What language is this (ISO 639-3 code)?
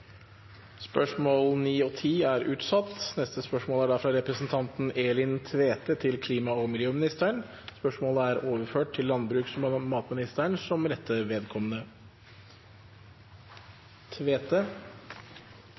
nob